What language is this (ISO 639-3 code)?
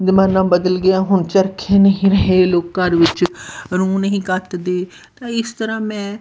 pan